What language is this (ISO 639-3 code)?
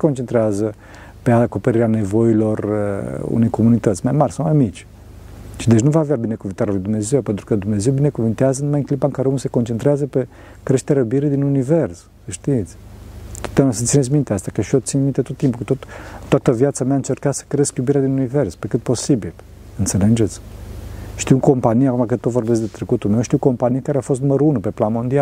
ron